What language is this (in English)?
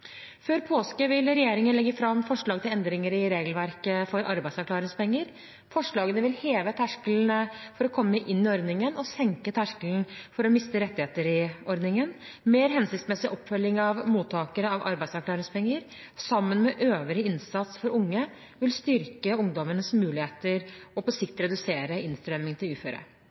Norwegian Bokmål